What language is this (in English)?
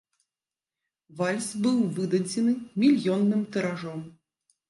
Belarusian